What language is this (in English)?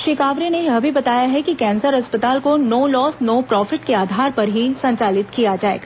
Hindi